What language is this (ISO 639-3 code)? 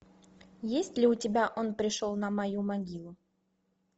rus